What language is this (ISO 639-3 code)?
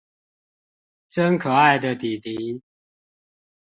zho